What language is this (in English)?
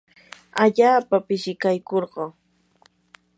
Yanahuanca Pasco Quechua